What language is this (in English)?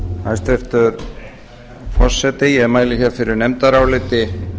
Icelandic